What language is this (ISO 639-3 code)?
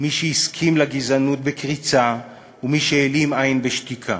heb